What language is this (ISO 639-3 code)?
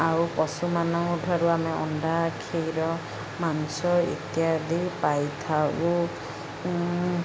ori